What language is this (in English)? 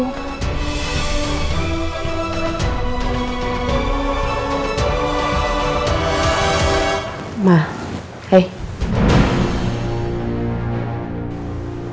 Indonesian